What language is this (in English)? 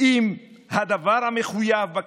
Hebrew